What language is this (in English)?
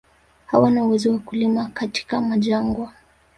Swahili